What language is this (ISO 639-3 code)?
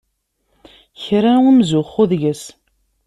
kab